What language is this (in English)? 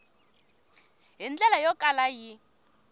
Tsonga